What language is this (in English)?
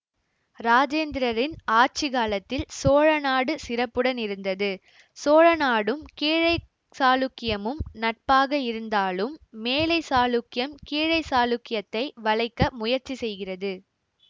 Tamil